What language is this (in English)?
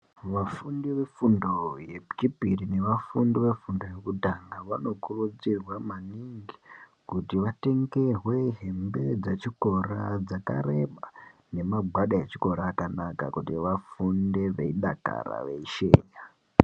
Ndau